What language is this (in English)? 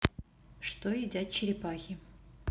Russian